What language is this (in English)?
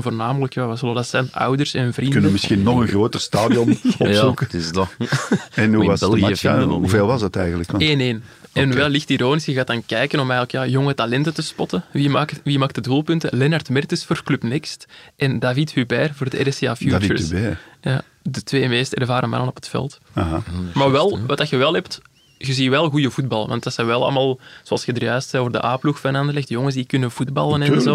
Dutch